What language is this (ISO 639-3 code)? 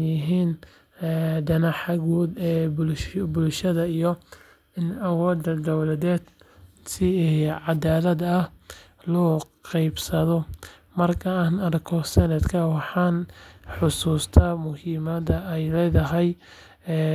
som